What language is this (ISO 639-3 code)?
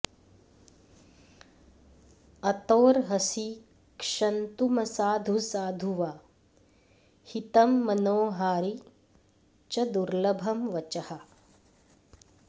san